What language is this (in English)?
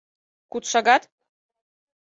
Mari